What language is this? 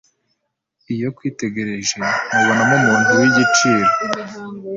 Kinyarwanda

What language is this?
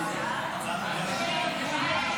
Hebrew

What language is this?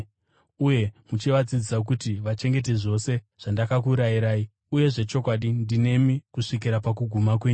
Shona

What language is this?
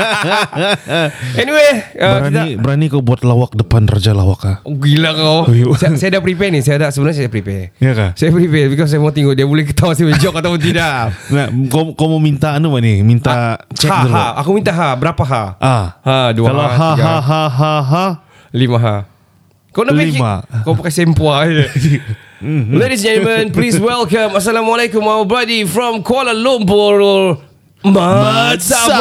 Malay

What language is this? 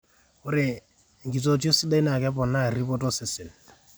Masai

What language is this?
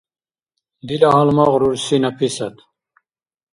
Dargwa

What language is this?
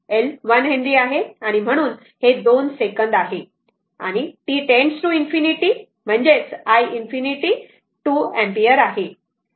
Marathi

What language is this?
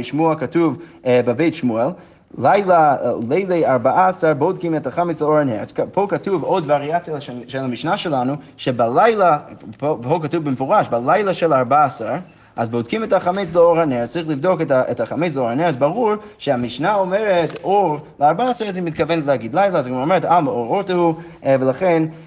Hebrew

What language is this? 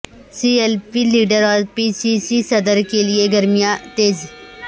Urdu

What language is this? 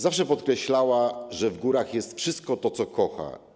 Polish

